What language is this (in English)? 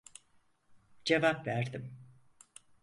Turkish